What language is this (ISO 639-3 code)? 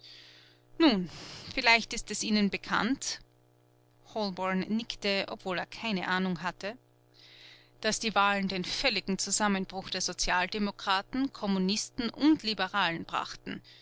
deu